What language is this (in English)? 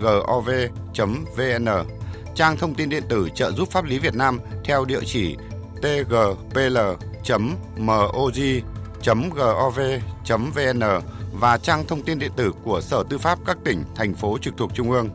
Vietnamese